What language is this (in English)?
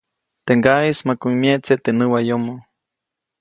Copainalá Zoque